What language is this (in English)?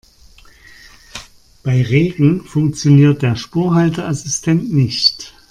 German